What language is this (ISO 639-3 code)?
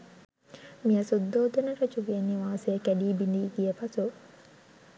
sin